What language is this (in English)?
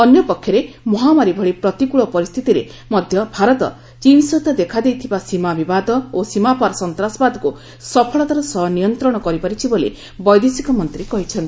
Odia